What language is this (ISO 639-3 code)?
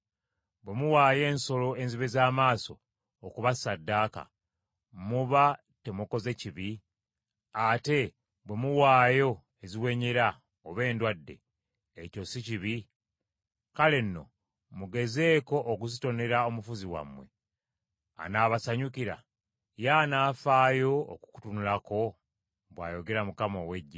lug